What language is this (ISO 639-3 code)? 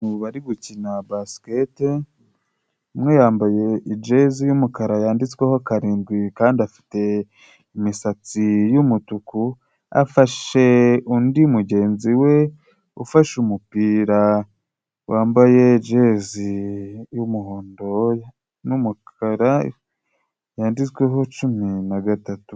kin